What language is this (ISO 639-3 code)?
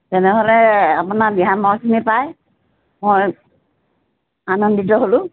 asm